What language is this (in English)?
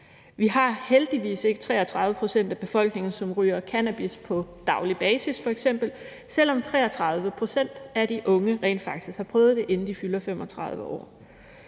Danish